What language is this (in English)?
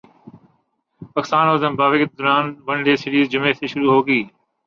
Urdu